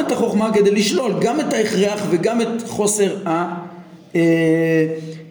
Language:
Hebrew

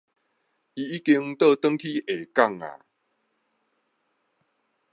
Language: Min Nan Chinese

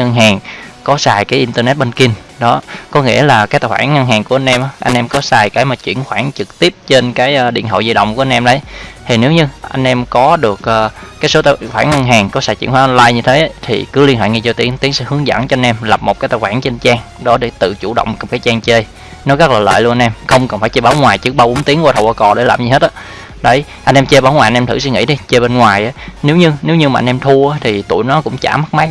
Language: Vietnamese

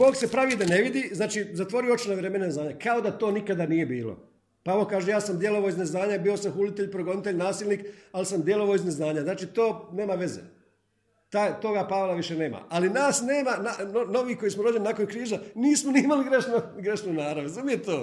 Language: Croatian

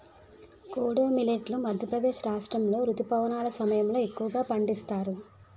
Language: Telugu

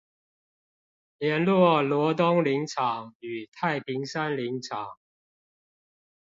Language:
Chinese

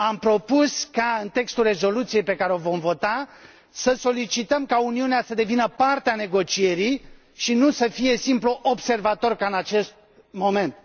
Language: Romanian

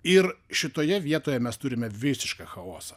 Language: Lithuanian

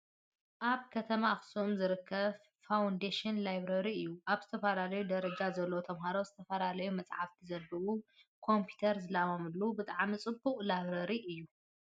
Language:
Tigrinya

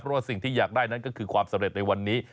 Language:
Thai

